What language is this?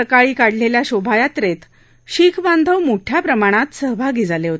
Marathi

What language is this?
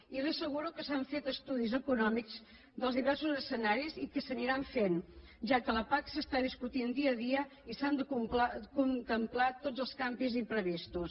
Catalan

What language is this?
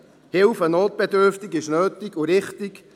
Swiss German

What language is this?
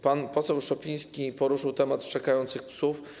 Polish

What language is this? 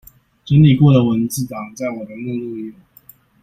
Chinese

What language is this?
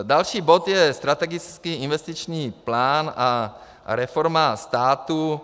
Czech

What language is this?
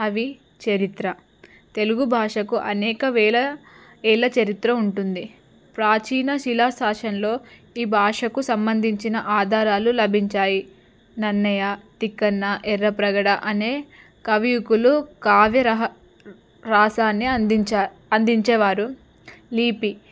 Telugu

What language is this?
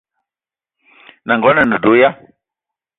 Eton (Cameroon)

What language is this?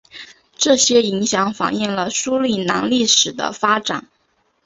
Chinese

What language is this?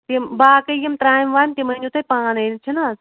Kashmiri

